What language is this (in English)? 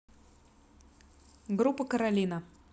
Russian